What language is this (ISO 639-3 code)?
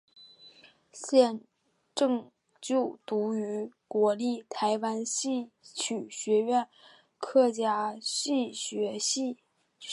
zho